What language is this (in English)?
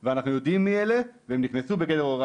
Hebrew